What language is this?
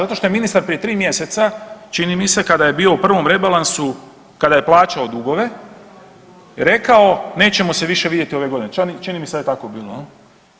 Croatian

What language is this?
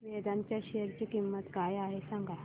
Marathi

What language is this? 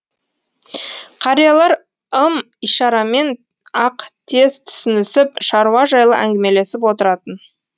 Kazakh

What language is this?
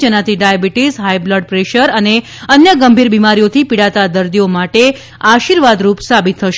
Gujarati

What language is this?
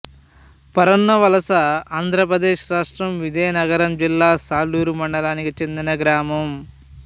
Telugu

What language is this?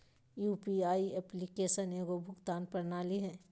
Magahi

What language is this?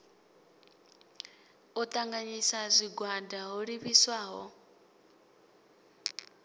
Venda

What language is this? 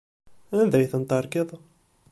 Kabyle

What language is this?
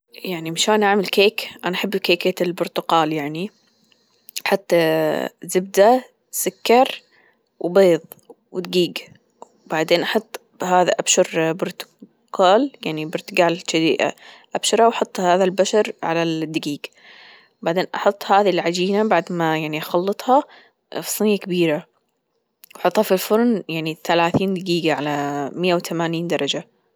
Gulf Arabic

